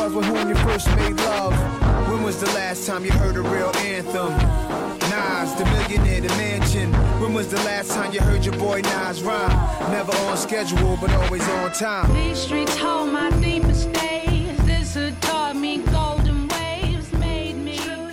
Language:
Chinese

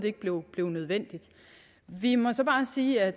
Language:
Danish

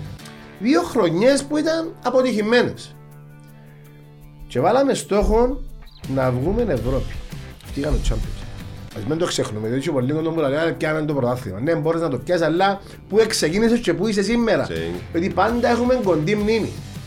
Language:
Greek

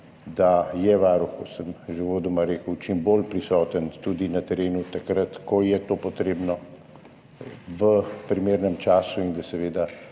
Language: Slovenian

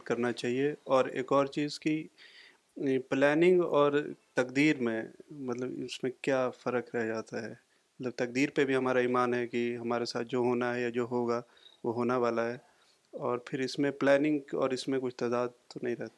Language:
Urdu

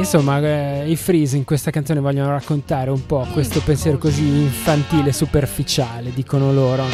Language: Italian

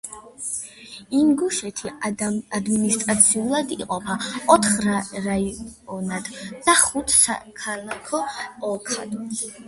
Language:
Georgian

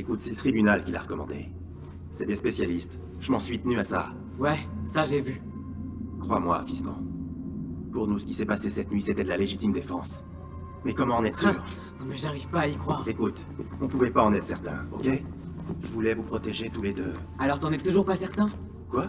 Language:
French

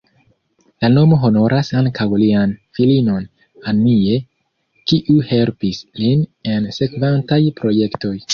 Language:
Esperanto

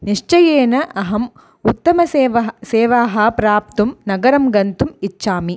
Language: Sanskrit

